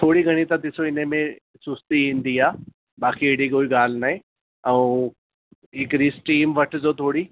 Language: Sindhi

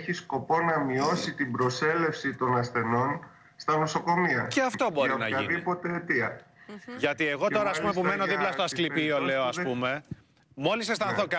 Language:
Greek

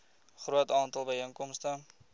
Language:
Afrikaans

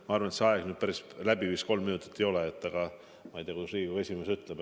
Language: Estonian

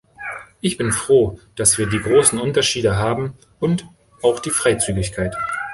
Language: German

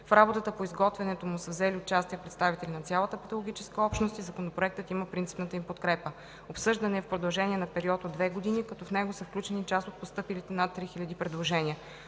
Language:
Bulgarian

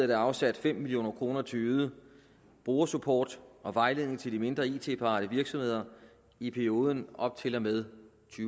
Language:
Danish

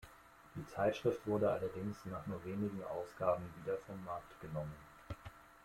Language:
German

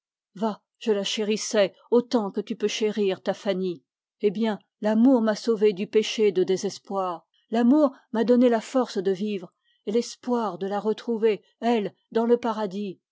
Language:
French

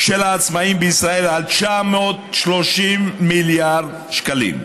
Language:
Hebrew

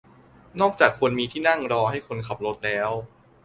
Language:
Thai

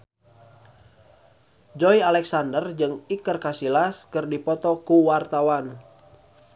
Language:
Sundanese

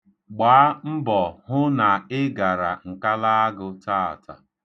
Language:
Igbo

